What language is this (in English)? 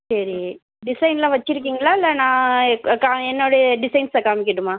Tamil